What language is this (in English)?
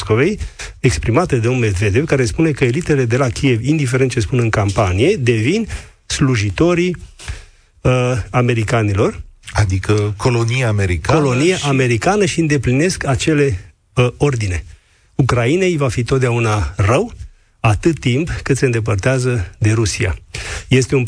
Romanian